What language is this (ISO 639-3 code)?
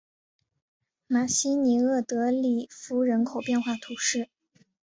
zho